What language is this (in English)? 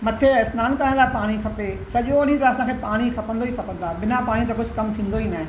Sindhi